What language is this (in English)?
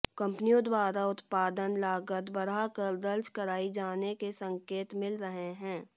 Hindi